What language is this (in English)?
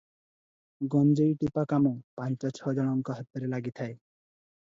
Odia